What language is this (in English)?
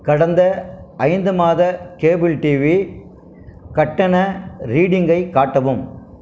Tamil